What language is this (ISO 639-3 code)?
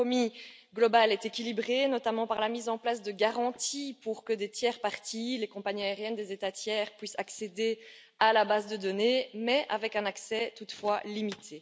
fra